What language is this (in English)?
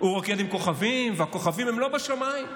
Hebrew